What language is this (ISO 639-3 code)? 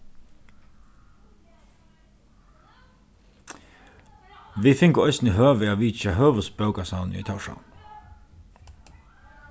fao